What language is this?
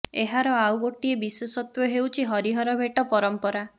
Odia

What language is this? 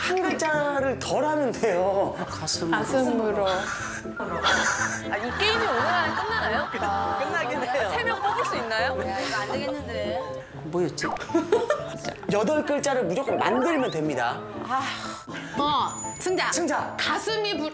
Korean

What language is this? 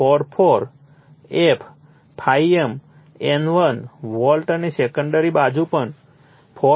Gujarati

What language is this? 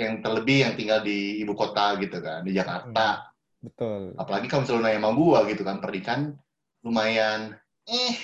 Indonesian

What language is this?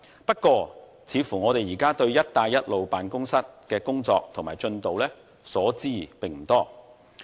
Cantonese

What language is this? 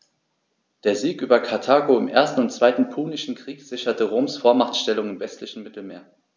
German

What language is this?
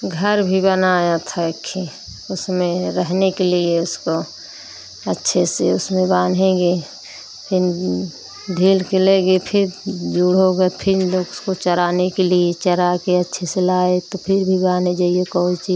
Hindi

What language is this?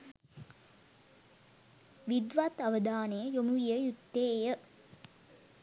Sinhala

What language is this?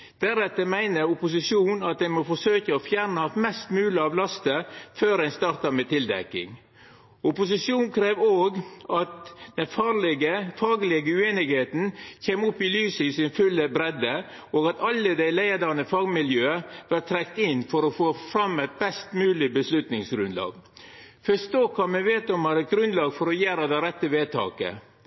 Norwegian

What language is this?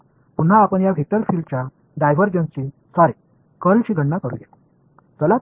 Marathi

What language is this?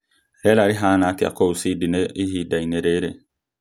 Kikuyu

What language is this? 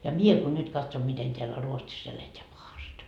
Finnish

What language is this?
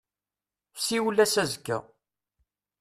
Kabyle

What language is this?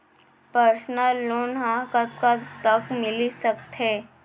Chhattisgarhi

